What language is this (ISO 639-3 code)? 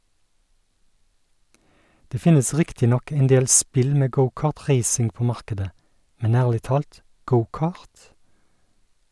nor